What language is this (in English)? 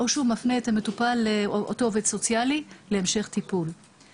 Hebrew